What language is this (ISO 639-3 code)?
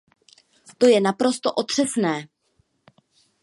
ces